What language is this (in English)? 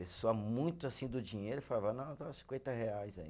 Portuguese